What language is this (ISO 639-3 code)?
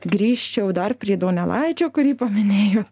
lit